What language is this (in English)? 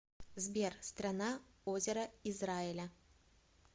Russian